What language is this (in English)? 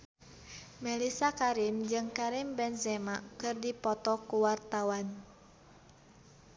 Sundanese